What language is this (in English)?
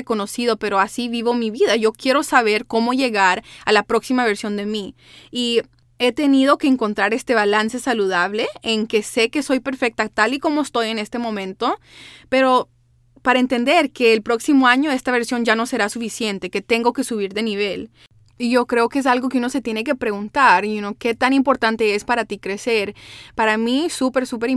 Spanish